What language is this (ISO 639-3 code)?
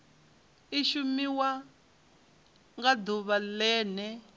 ven